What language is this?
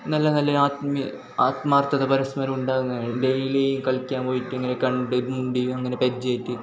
Malayalam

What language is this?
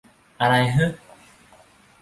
Thai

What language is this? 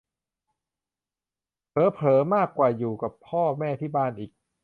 Thai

